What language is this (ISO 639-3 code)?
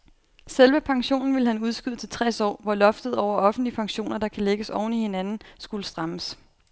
dan